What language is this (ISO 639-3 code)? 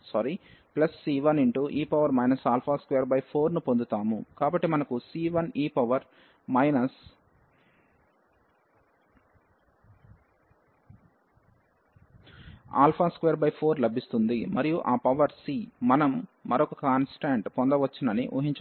tel